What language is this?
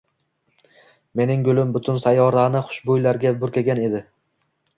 Uzbek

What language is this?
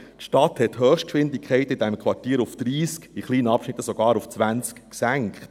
Swiss German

